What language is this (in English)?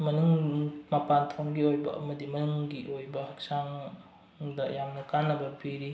Manipuri